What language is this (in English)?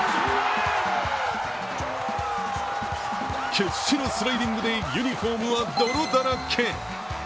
Japanese